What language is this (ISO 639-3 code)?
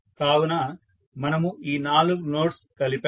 tel